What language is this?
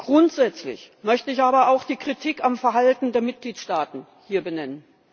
German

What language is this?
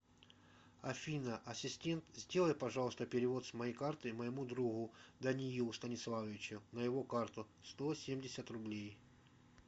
Russian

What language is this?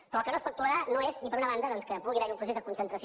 Catalan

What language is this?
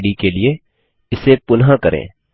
Hindi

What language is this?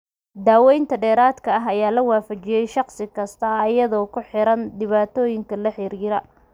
Somali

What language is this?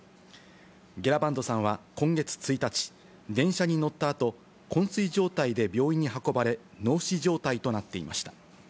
Japanese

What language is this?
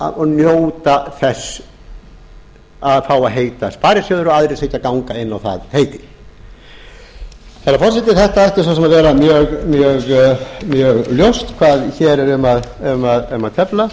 Icelandic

